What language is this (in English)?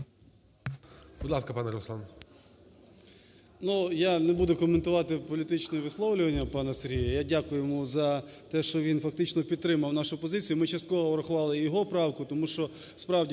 Ukrainian